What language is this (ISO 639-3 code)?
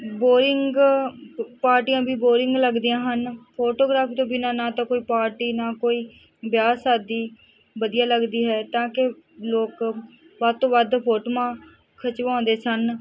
pan